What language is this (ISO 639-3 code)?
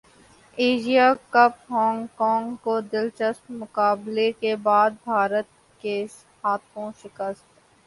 urd